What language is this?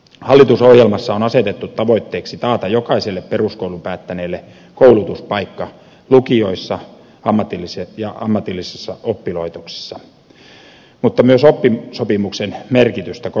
Finnish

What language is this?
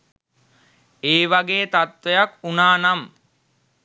Sinhala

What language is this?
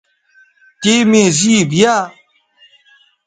Bateri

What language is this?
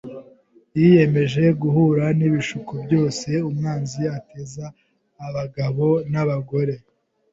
Kinyarwanda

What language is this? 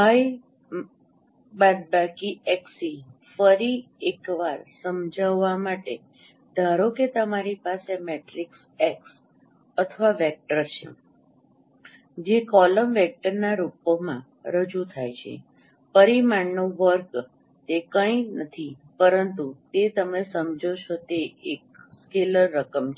Gujarati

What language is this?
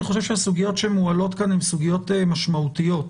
Hebrew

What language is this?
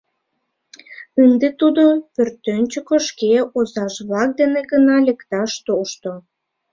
Mari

